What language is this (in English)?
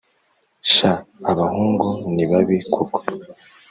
Kinyarwanda